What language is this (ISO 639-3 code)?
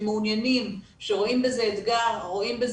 heb